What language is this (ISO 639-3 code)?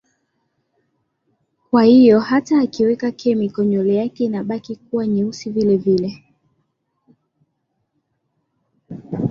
swa